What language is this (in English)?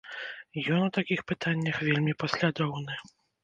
Belarusian